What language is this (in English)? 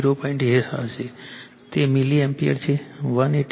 Gujarati